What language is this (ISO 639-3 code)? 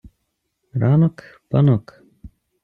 ukr